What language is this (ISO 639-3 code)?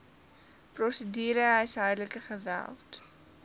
afr